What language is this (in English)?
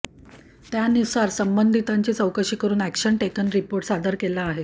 Marathi